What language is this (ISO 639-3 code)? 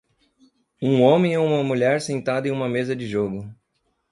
por